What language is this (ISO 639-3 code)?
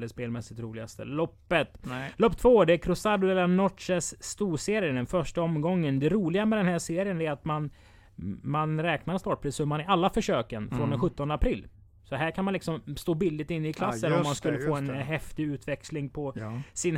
swe